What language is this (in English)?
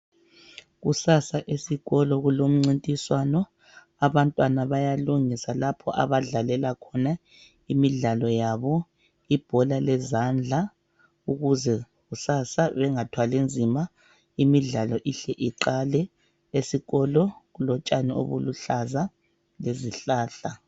North Ndebele